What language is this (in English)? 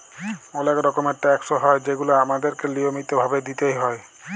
Bangla